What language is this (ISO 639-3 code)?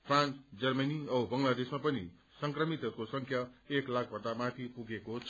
nep